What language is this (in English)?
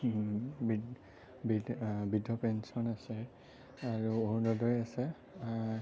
Assamese